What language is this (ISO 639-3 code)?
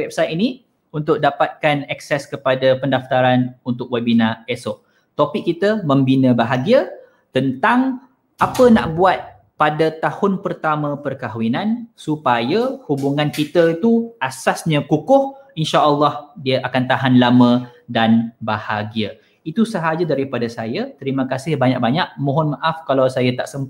msa